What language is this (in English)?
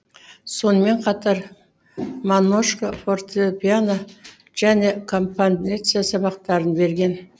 Kazakh